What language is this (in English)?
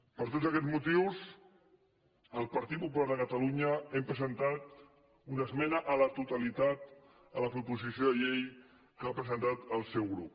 Catalan